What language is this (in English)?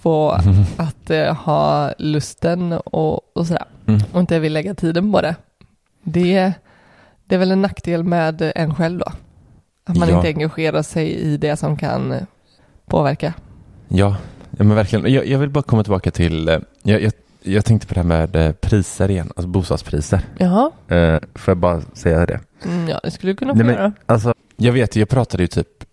Swedish